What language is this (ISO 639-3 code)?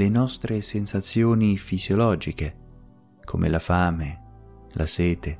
ita